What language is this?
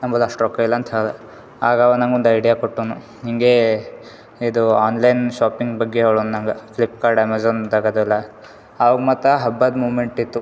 Kannada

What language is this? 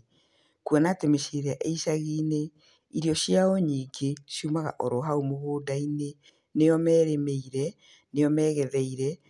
Kikuyu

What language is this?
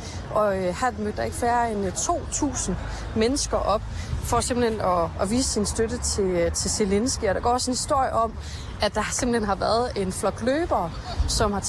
Danish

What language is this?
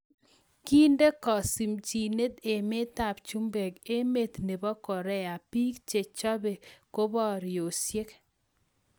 Kalenjin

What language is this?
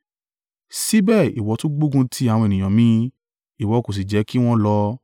Yoruba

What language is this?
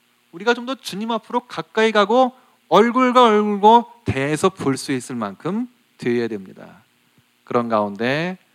Korean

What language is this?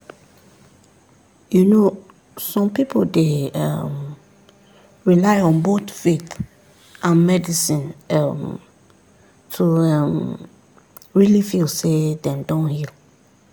Nigerian Pidgin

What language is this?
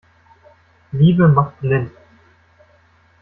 German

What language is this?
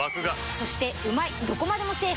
Japanese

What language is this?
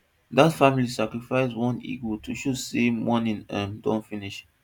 Nigerian Pidgin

